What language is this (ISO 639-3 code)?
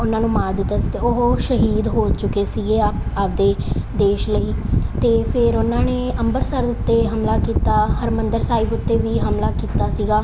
pan